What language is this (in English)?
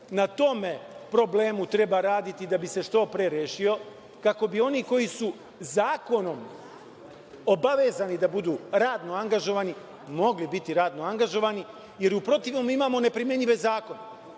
Serbian